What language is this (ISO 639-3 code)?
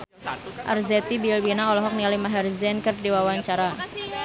sun